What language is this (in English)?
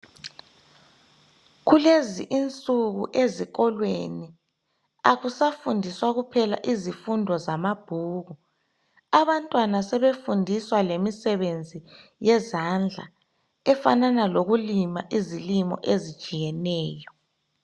North Ndebele